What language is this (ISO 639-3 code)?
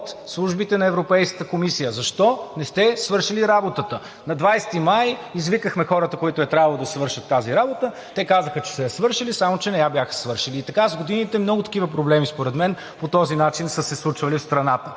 bul